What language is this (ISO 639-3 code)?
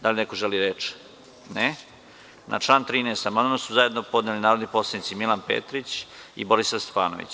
srp